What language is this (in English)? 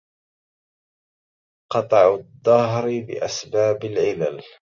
Arabic